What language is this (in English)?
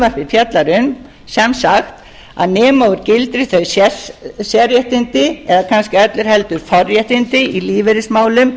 Icelandic